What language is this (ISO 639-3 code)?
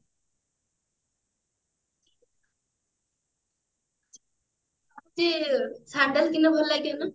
ori